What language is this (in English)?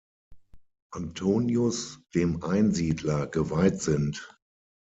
German